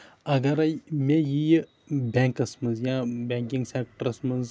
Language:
Kashmiri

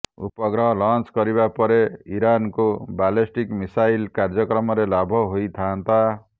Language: Odia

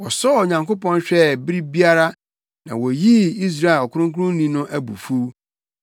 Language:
Akan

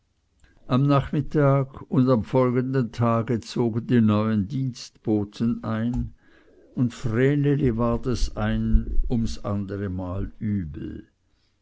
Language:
German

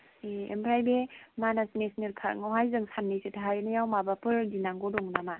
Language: Bodo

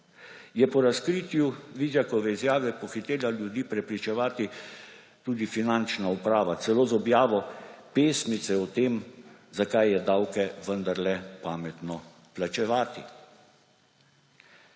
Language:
Slovenian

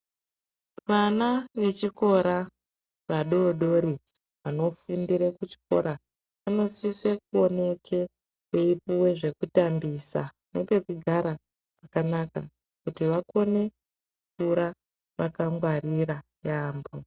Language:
Ndau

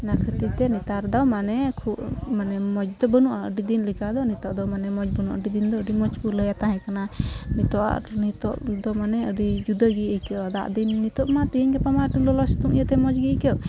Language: Santali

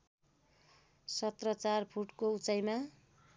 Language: Nepali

